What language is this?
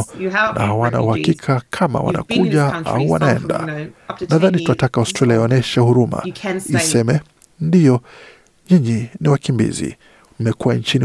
Swahili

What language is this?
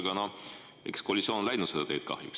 Estonian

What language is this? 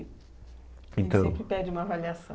Portuguese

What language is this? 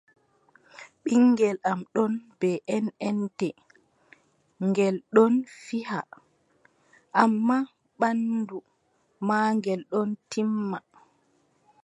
Adamawa Fulfulde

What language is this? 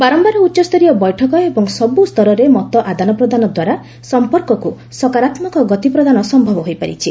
Odia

